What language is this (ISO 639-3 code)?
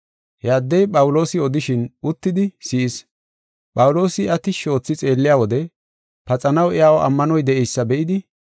gof